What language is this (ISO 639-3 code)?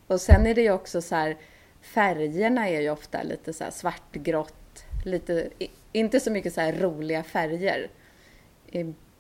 swe